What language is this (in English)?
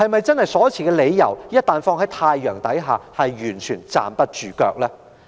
Cantonese